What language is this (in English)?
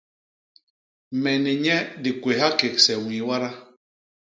Basaa